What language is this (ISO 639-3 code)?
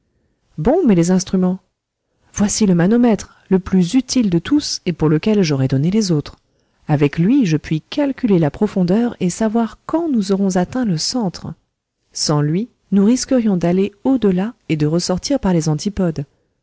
fra